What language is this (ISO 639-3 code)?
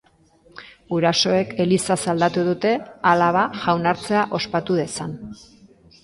eus